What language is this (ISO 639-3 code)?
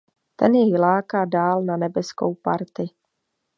ces